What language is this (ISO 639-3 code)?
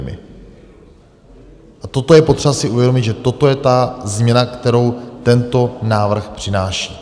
ces